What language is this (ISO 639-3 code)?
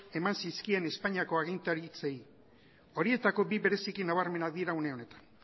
eus